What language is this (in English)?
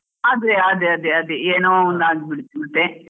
Kannada